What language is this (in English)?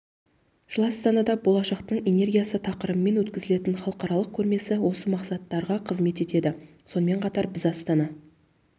Kazakh